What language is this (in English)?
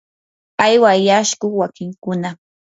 Yanahuanca Pasco Quechua